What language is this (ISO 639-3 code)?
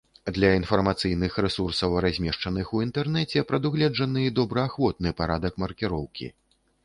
bel